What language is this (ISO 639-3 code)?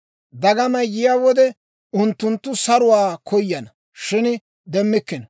dwr